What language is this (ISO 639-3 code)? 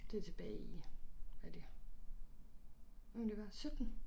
dan